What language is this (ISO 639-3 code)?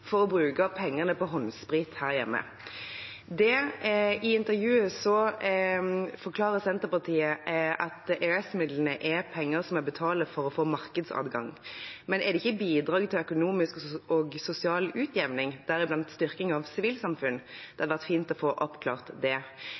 nob